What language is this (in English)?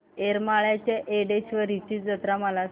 Marathi